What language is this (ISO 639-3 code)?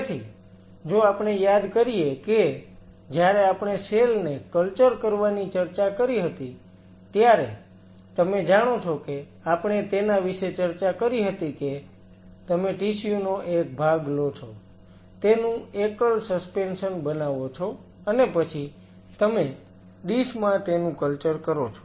guj